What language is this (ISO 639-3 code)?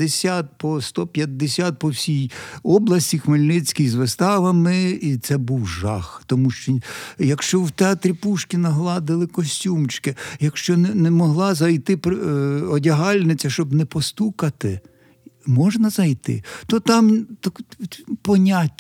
ukr